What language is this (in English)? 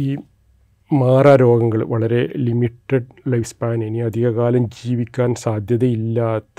Malayalam